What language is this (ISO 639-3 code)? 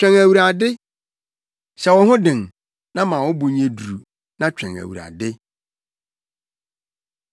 aka